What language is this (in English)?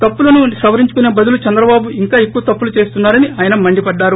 Telugu